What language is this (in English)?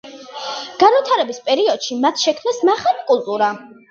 Georgian